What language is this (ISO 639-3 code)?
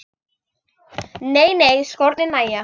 isl